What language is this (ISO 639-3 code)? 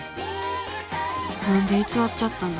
jpn